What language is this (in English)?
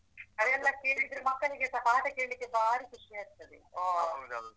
Kannada